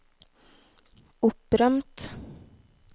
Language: Norwegian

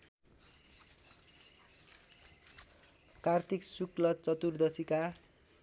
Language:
Nepali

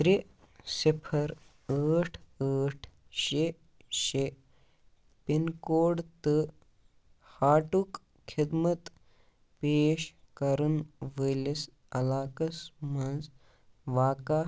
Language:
Kashmiri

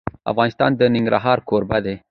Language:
Pashto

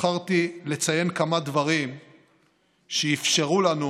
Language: Hebrew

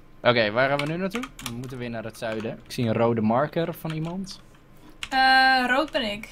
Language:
Dutch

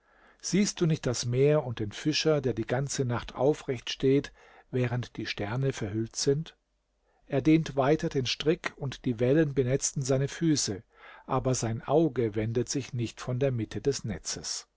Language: German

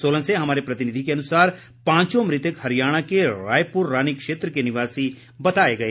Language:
Hindi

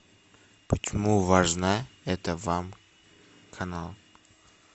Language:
Russian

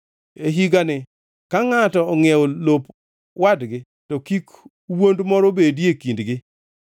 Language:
Luo (Kenya and Tanzania)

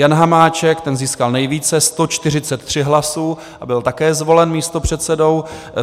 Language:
Czech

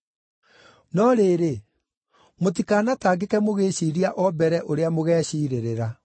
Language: Kikuyu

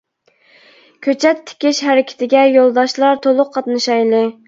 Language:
Uyghur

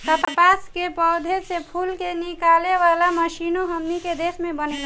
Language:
Bhojpuri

